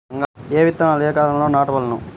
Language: Telugu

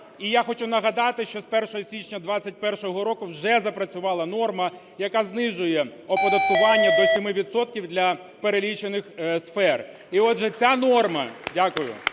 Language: Ukrainian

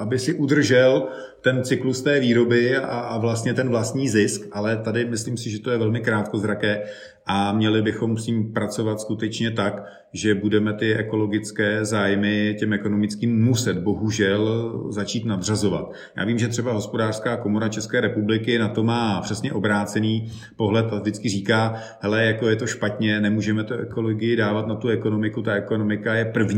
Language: Czech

